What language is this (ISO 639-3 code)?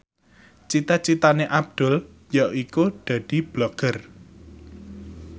jav